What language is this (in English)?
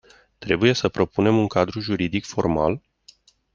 Romanian